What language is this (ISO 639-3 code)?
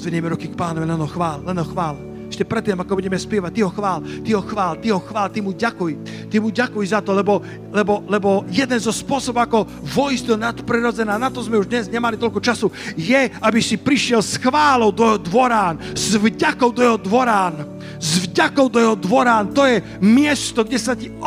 slk